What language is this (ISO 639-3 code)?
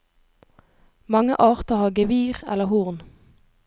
nor